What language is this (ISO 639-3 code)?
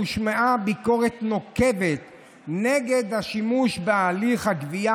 heb